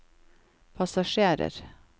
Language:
Norwegian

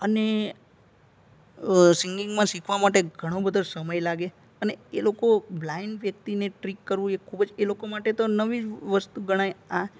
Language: Gujarati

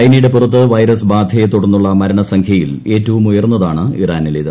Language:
Malayalam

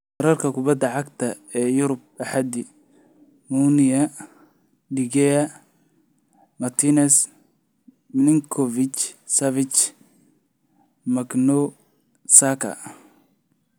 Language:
Somali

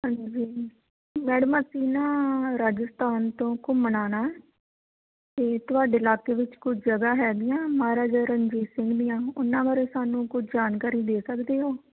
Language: Punjabi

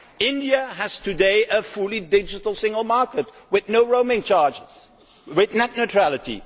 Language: English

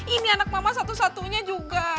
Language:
Indonesian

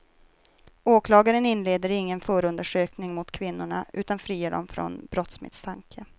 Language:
Swedish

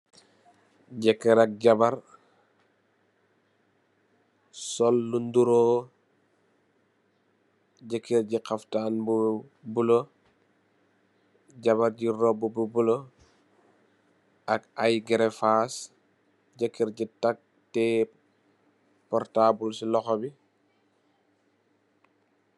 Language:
Wolof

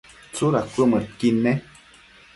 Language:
Matsés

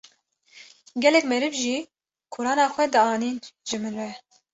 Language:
Kurdish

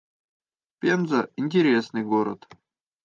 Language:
Russian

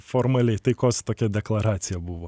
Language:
Lithuanian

